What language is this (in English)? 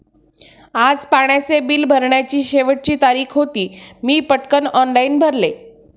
Marathi